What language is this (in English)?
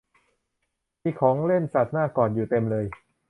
Thai